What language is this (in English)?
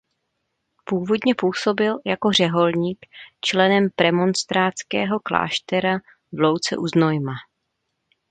Czech